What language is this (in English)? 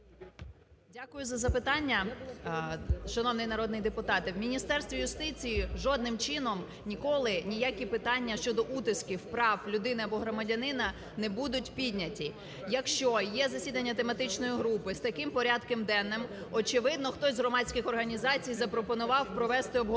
Ukrainian